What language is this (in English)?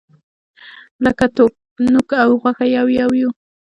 Pashto